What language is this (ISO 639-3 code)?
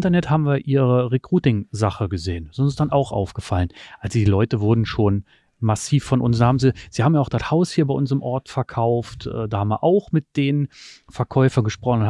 deu